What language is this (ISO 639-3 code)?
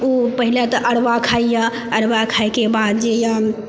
mai